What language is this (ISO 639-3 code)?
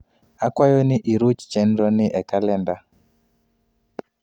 luo